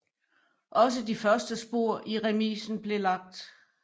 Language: Danish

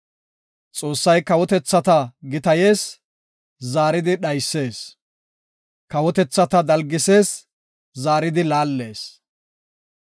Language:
Gofa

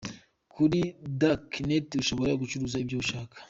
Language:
Kinyarwanda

